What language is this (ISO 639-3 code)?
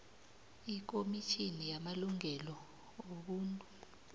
nbl